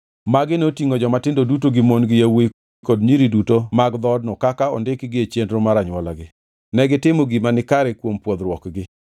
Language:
Luo (Kenya and Tanzania)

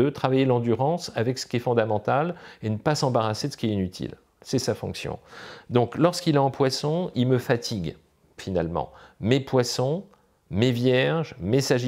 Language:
French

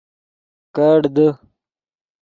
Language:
Yidgha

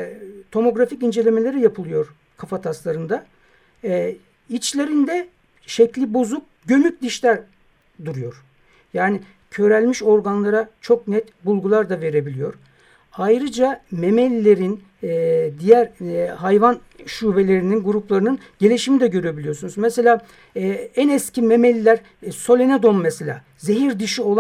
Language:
Turkish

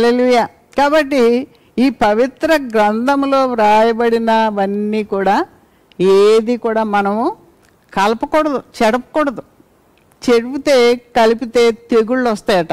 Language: Telugu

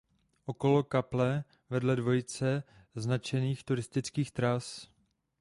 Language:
Czech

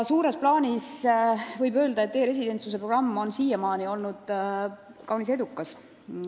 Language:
Estonian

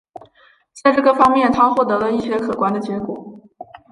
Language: Chinese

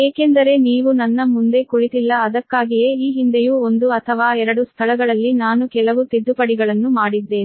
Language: Kannada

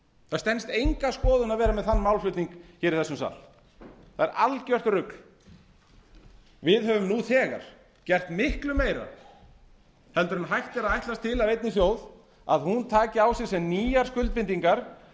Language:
Icelandic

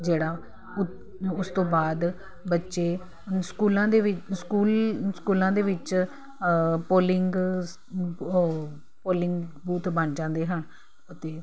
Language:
Punjabi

